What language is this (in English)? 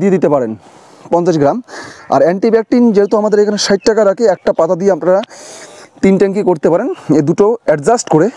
Bangla